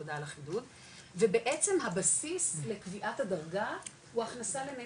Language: Hebrew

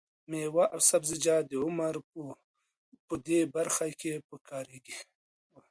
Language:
Pashto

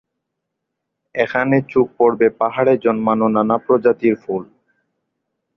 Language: Bangla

